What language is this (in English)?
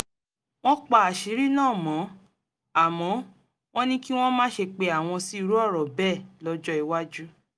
Yoruba